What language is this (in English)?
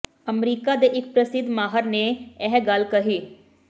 Punjabi